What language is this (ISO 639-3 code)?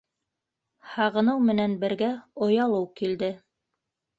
bak